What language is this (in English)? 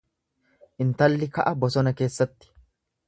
Oromo